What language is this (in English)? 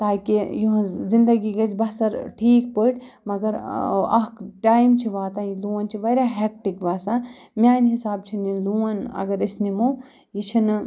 Kashmiri